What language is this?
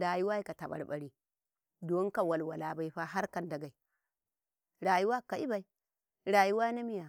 Karekare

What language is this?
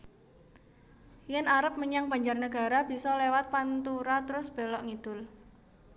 Javanese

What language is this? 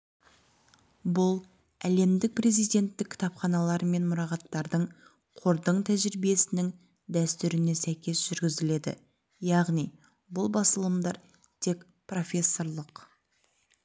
Kazakh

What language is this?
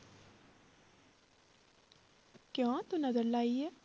Punjabi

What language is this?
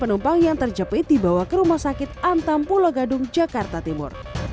Indonesian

